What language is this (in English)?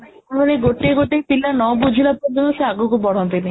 Odia